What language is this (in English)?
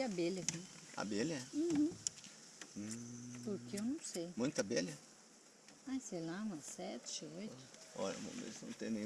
Portuguese